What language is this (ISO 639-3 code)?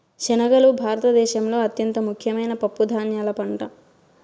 tel